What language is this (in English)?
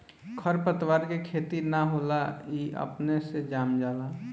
Bhojpuri